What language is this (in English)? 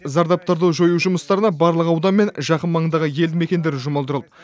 Kazakh